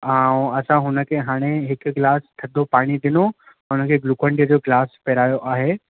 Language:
Sindhi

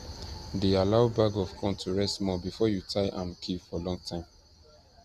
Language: Nigerian Pidgin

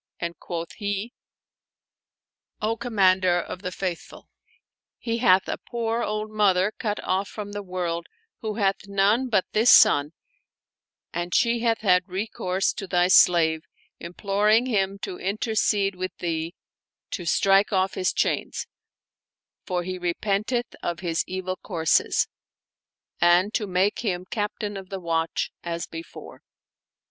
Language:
English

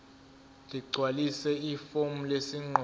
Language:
Zulu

